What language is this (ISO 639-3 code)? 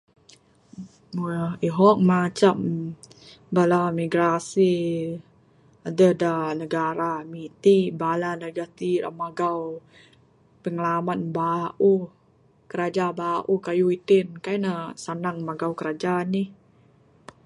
sdo